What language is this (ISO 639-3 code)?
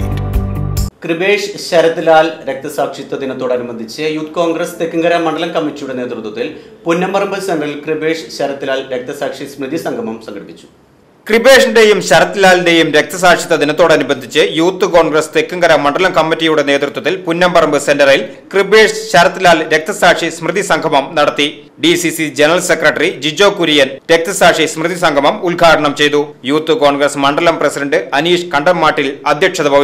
mal